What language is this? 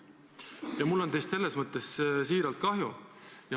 Estonian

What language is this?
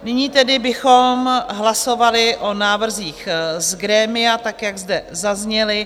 Czech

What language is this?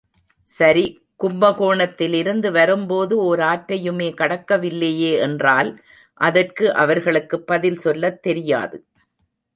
Tamil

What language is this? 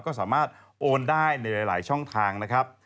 Thai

